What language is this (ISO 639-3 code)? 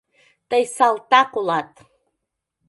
chm